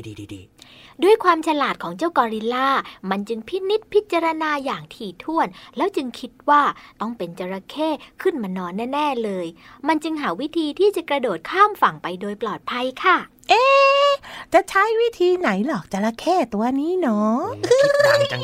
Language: Thai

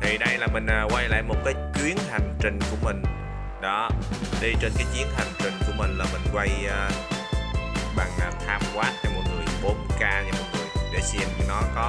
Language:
Vietnamese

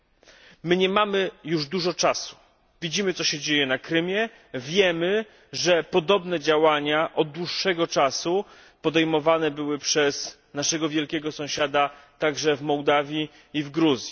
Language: Polish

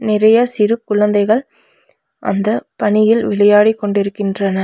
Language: Tamil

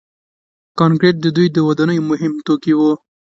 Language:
Pashto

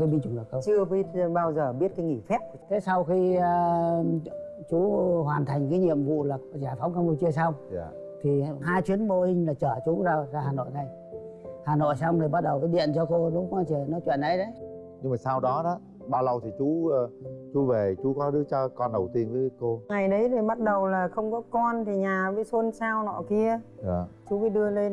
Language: Vietnamese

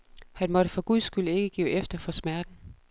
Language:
Danish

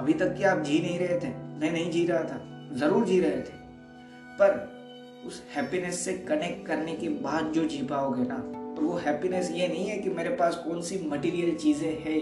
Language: Hindi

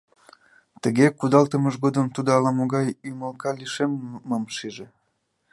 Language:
Mari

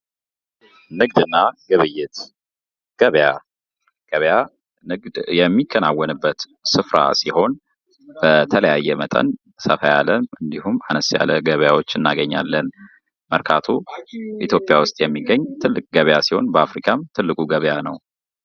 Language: Amharic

